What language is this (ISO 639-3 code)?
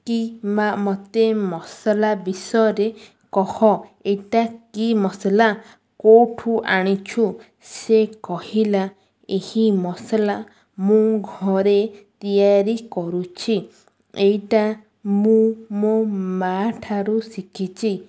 ori